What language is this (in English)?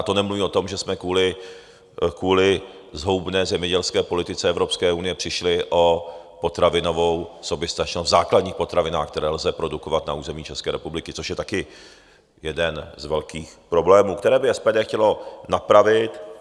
Czech